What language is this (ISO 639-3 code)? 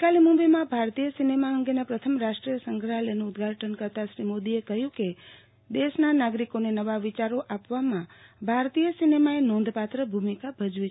guj